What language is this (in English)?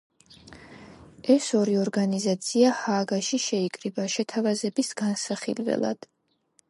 Georgian